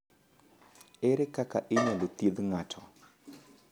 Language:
Luo (Kenya and Tanzania)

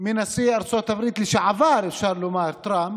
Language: Hebrew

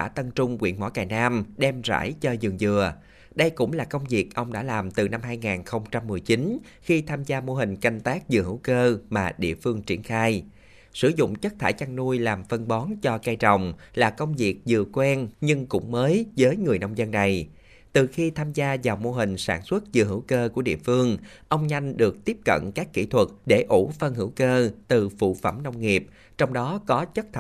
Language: Vietnamese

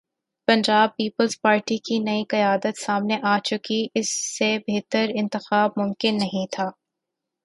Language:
Urdu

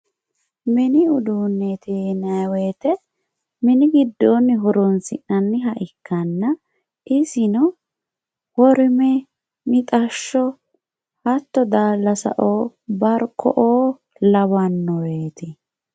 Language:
Sidamo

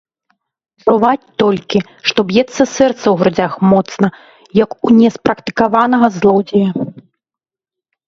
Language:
Belarusian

